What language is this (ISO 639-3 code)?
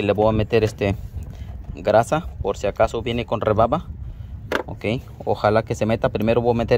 spa